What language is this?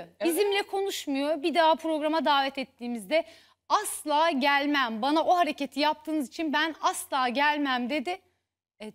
Turkish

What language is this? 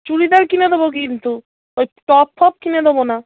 Bangla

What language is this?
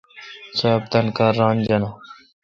Kalkoti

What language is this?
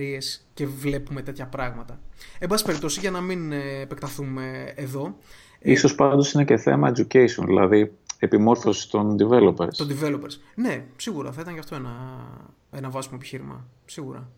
Greek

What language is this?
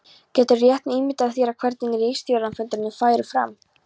Icelandic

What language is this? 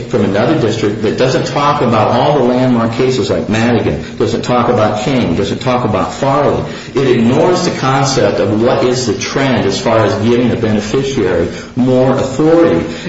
English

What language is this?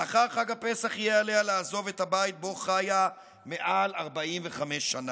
Hebrew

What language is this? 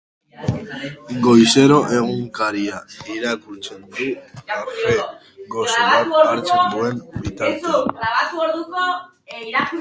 Basque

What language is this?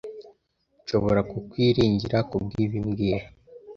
Kinyarwanda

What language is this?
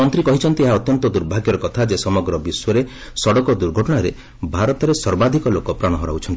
Odia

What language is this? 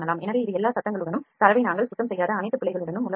Tamil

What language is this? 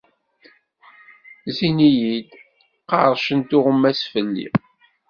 Kabyle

